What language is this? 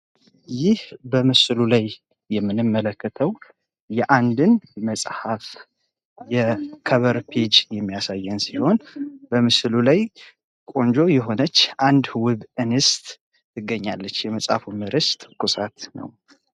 Amharic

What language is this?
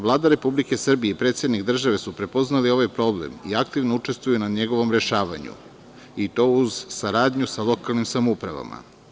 Serbian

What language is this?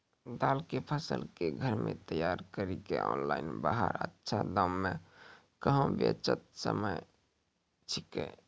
Maithili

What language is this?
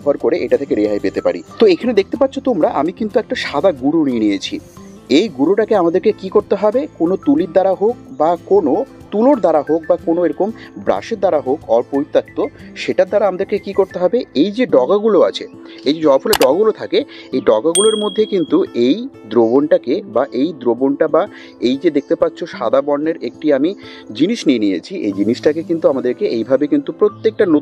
Bangla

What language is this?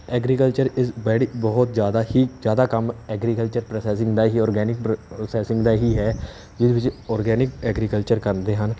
Punjabi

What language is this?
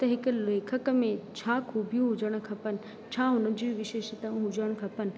Sindhi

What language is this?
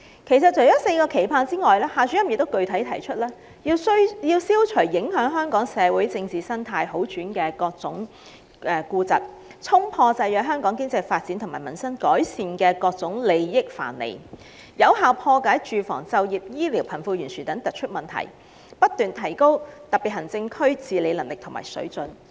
Cantonese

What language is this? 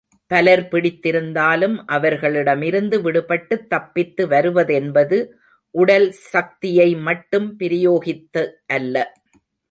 Tamil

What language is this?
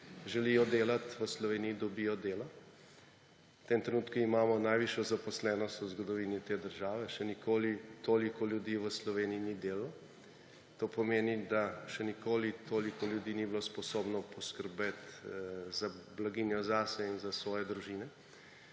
Slovenian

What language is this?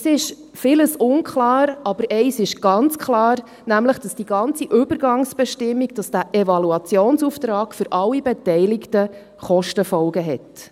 Swiss German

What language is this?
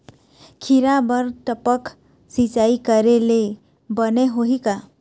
Chhattisgarhi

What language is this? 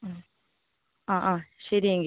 Malayalam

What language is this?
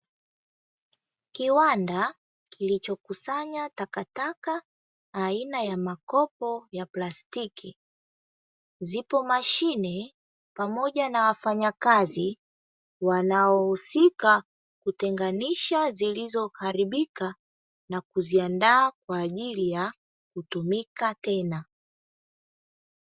Swahili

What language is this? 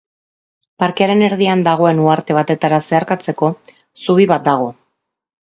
Basque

